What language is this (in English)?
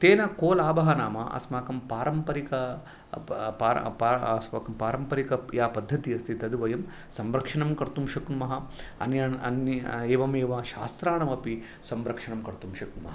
Sanskrit